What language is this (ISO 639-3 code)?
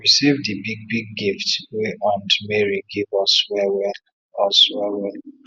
pcm